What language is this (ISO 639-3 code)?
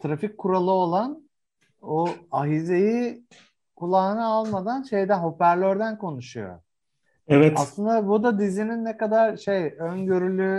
tur